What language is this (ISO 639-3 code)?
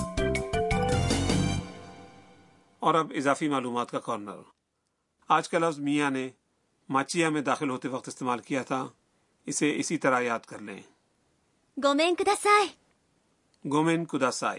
urd